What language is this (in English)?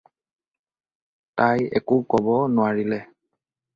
Assamese